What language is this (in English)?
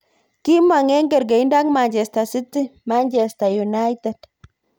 Kalenjin